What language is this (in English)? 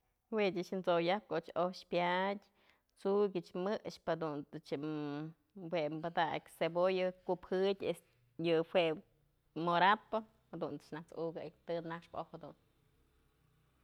Mazatlán Mixe